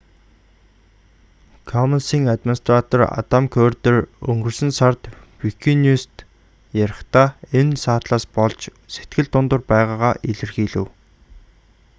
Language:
Mongolian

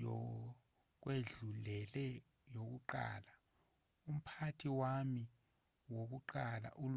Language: Zulu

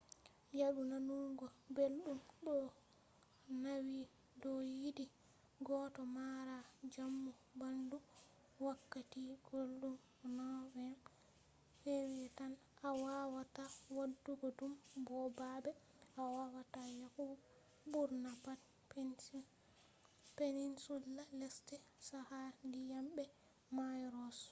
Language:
Fula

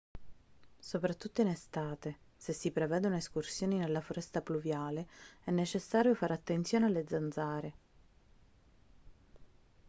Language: Italian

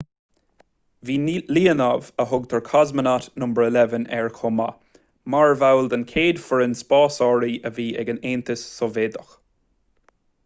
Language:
Irish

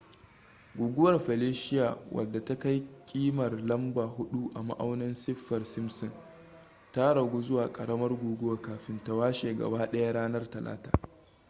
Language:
Hausa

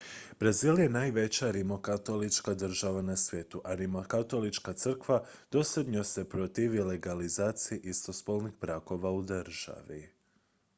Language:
Croatian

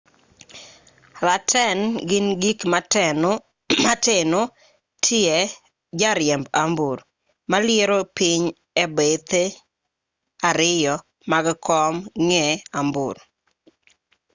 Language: Luo (Kenya and Tanzania)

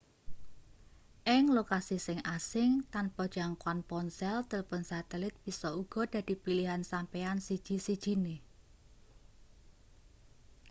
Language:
Javanese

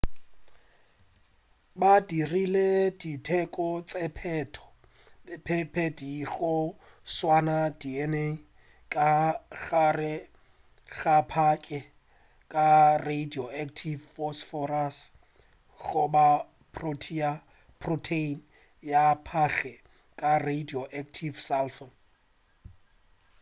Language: Northern Sotho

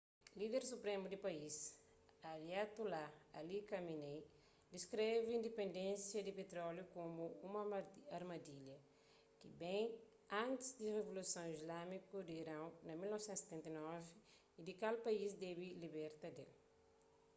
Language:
Kabuverdianu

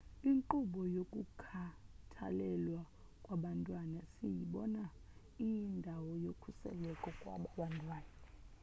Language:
Xhosa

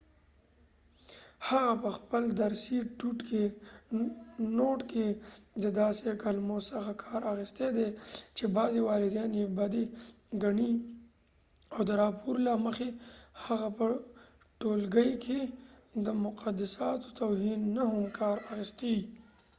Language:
Pashto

